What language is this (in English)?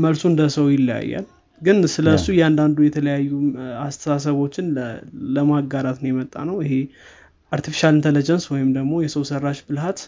Amharic